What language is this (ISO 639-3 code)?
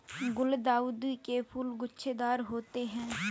hin